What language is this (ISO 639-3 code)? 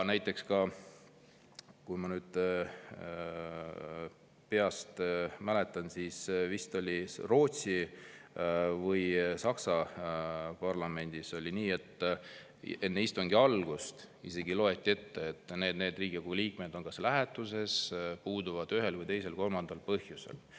est